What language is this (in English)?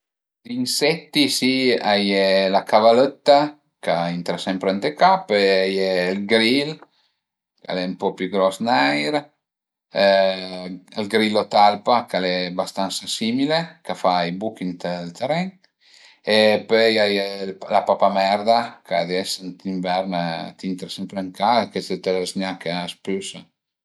Piedmontese